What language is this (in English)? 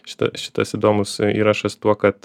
Lithuanian